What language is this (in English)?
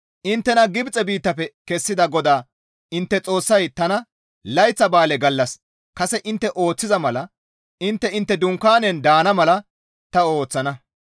Gamo